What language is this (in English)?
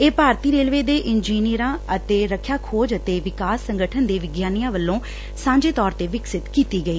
Punjabi